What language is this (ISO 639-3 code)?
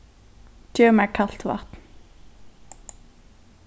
fao